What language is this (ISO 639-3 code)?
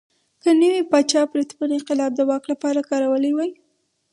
pus